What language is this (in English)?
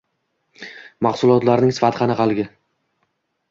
Uzbek